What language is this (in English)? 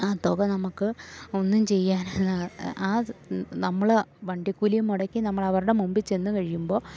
Malayalam